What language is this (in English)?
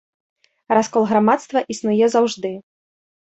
Belarusian